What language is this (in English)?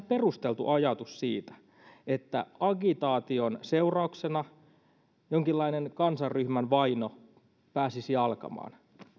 Finnish